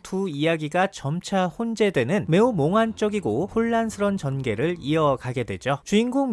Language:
Korean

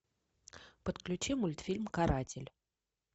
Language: Russian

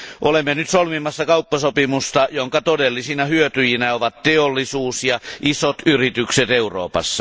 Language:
Finnish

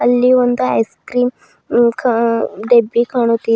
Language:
Kannada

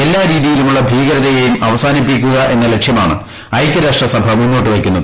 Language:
Malayalam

